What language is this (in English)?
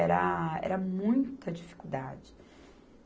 Portuguese